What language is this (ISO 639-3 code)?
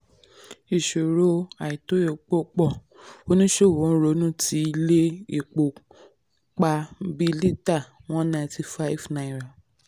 yor